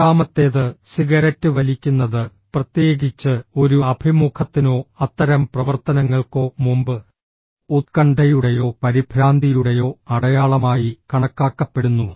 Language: Malayalam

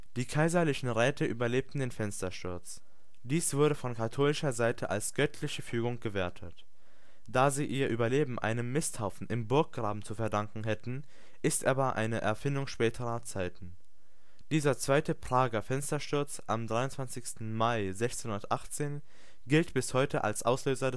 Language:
German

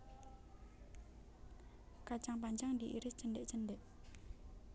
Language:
Javanese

